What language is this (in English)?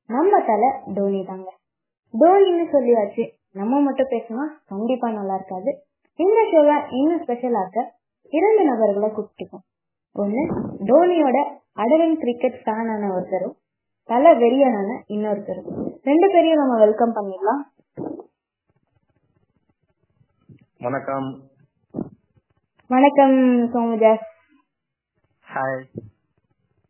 Tamil